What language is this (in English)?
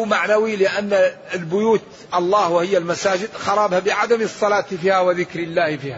Arabic